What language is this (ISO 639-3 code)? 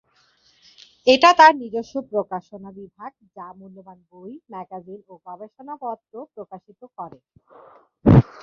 ben